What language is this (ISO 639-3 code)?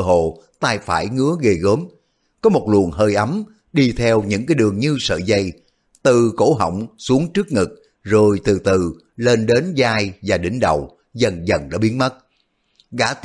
vie